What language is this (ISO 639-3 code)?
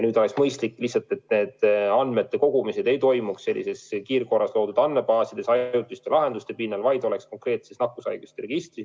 est